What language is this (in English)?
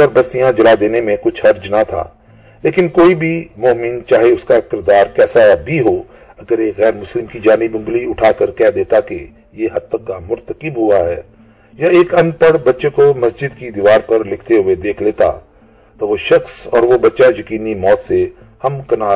Urdu